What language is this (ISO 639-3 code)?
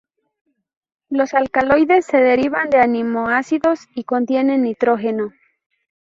spa